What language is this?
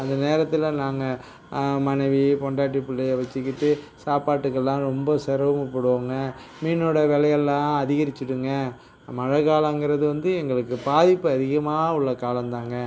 Tamil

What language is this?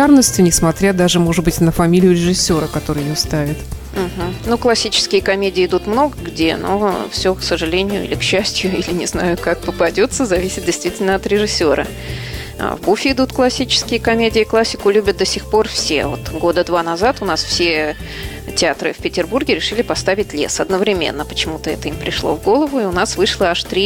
Russian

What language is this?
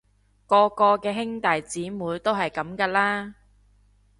Cantonese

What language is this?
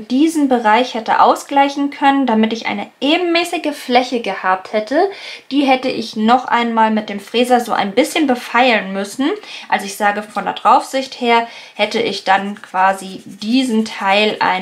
German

